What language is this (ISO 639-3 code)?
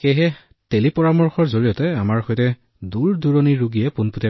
asm